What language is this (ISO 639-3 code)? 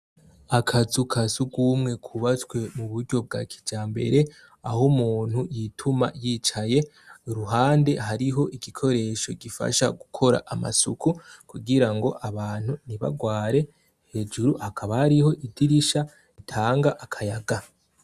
run